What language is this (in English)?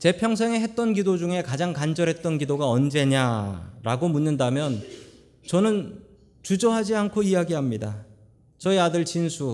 Korean